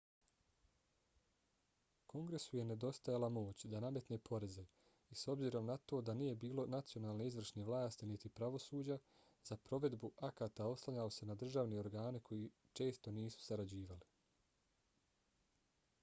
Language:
Bosnian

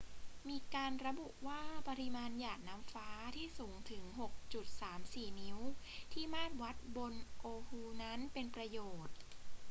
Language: Thai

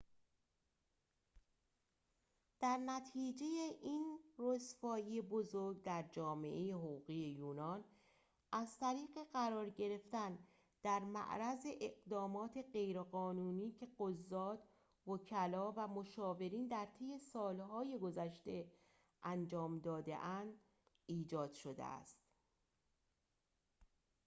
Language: Persian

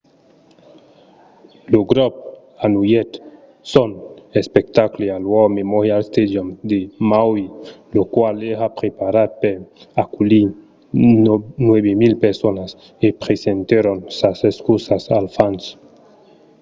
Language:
Occitan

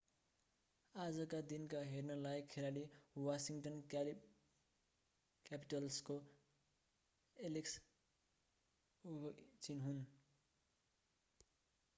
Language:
Nepali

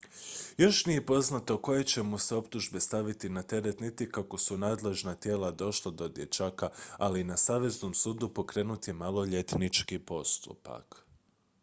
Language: Croatian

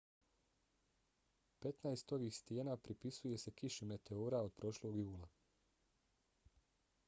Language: Bosnian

